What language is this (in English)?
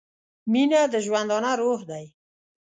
Pashto